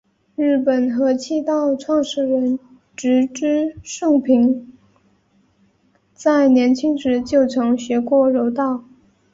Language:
Chinese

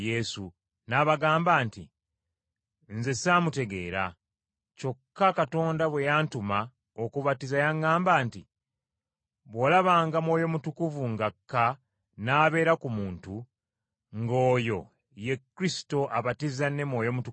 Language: Ganda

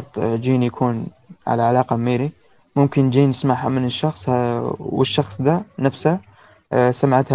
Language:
Arabic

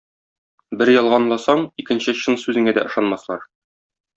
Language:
Tatar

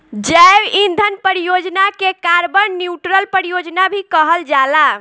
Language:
Bhojpuri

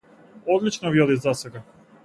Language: Macedonian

